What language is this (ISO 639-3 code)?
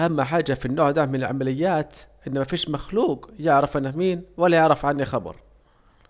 aec